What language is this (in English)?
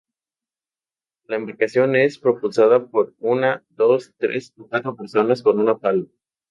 Spanish